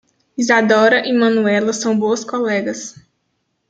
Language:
Portuguese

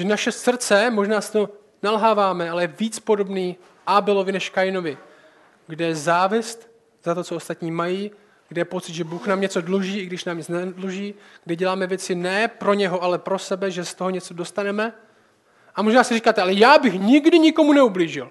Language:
Czech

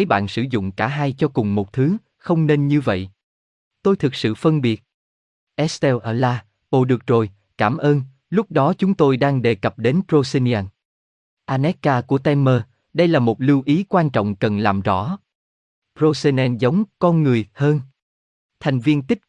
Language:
Vietnamese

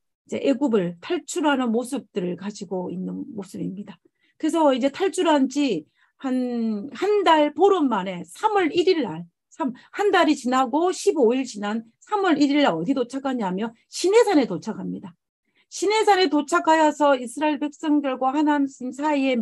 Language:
Korean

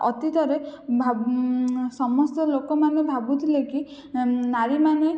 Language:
Odia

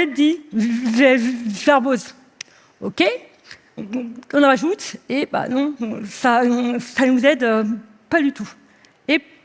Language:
French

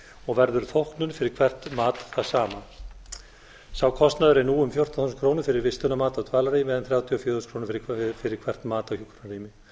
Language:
Icelandic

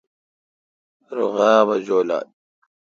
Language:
Kalkoti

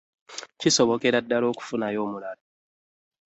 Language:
Ganda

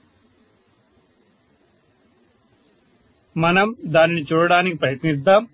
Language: Telugu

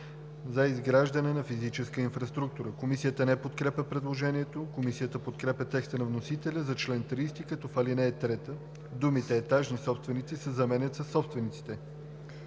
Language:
Bulgarian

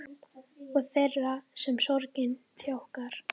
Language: Icelandic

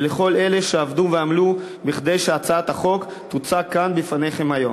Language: Hebrew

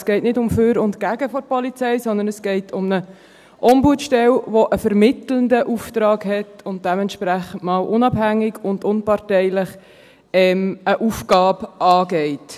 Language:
Swiss German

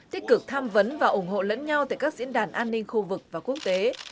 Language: Vietnamese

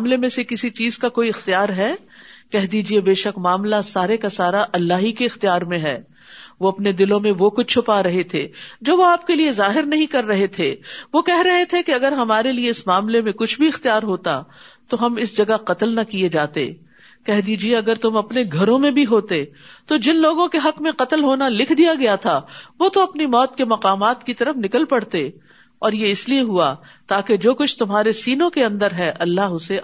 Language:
Urdu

